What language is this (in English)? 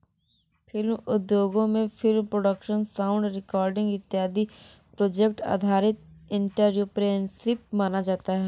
Hindi